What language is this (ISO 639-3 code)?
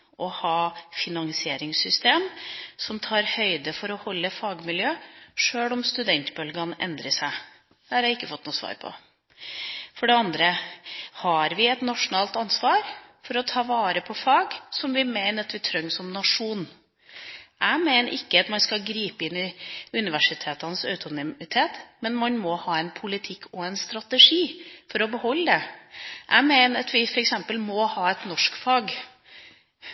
nob